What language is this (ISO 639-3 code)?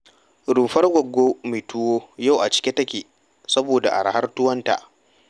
hau